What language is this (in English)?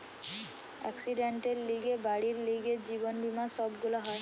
Bangla